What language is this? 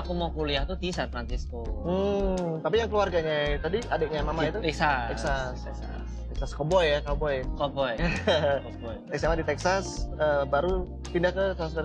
Indonesian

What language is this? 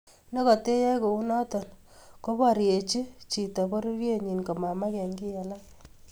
Kalenjin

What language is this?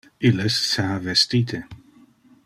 Interlingua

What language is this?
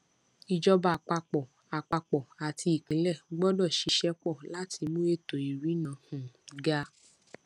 Yoruba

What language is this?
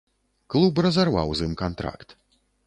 Belarusian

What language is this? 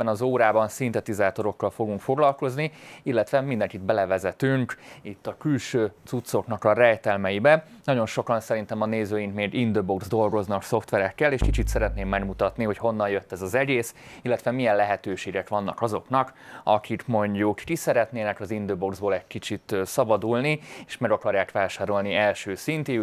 Hungarian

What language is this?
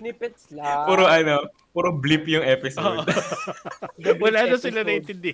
Filipino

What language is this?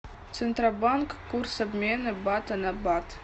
Russian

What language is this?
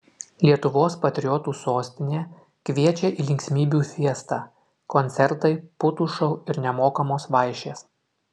Lithuanian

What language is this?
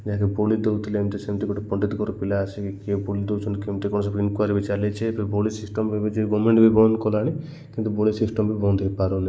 Odia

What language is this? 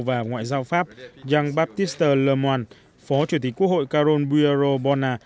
Vietnamese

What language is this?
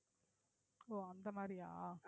Tamil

